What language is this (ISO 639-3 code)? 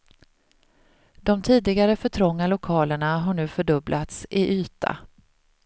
swe